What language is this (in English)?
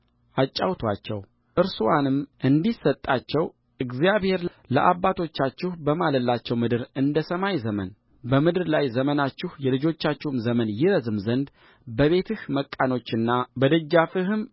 Amharic